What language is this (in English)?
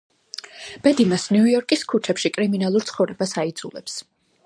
Georgian